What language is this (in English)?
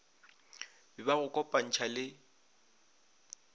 Northern Sotho